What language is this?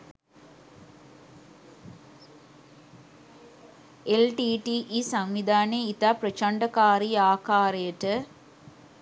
Sinhala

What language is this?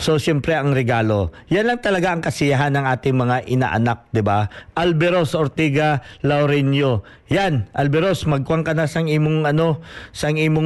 Filipino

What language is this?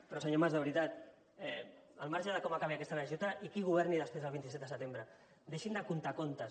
Catalan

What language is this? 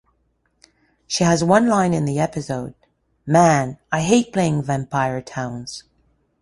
English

